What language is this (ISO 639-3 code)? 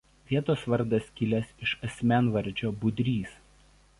lit